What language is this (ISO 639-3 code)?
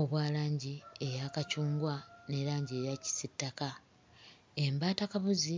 lug